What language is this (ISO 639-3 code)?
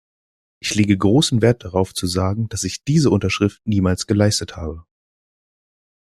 deu